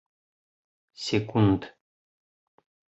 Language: Bashkir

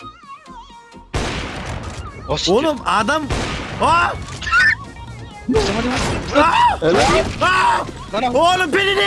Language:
Turkish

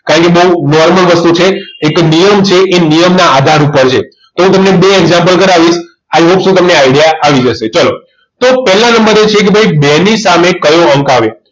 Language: Gujarati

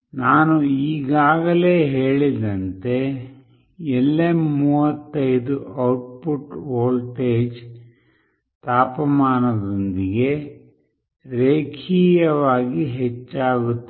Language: Kannada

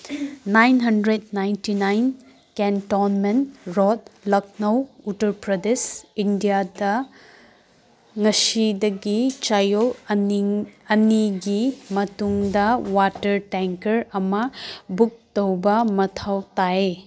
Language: Manipuri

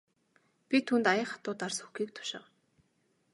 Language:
Mongolian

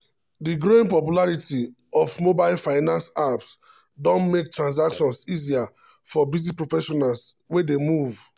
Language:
Nigerian Pidgin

